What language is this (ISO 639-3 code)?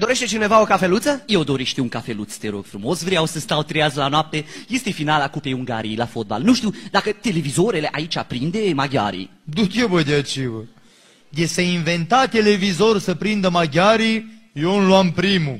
ron